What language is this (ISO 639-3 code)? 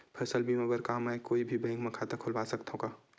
hne